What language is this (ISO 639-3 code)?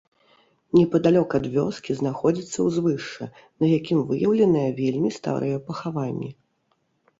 bel